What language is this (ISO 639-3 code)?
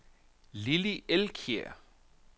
dan